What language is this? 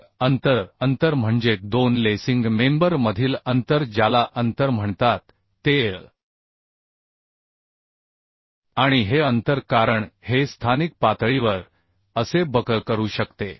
Marathi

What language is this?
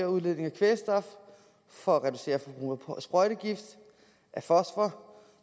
Danish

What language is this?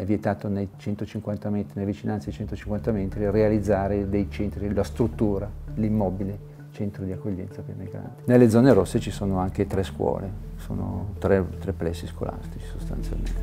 Italian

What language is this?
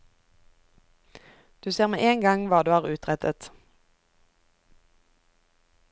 Norwegian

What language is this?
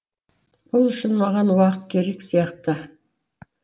Kazakh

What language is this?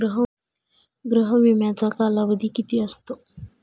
Marathi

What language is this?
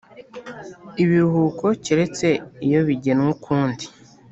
Kinyarwanda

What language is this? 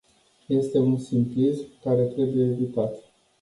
Romanian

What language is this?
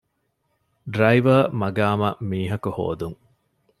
Divehi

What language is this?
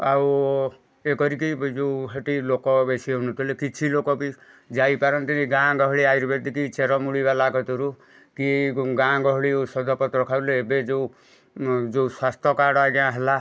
Odia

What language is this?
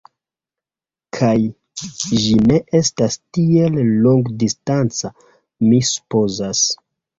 Esperanto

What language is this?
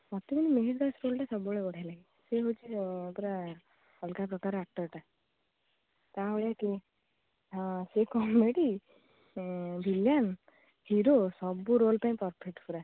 Odia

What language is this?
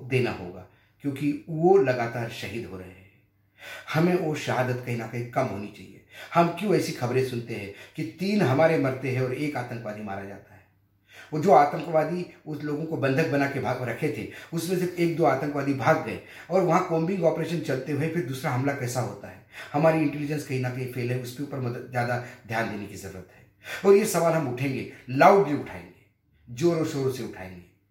Hindi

